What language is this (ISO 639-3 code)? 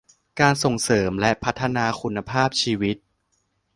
tha